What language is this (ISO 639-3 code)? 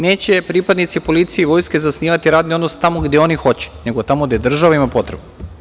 srp